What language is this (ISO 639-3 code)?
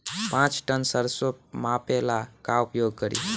bho